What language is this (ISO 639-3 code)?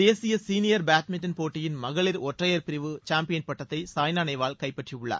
tam